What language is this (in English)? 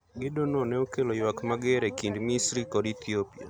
Luo (Kenya and Tanzania)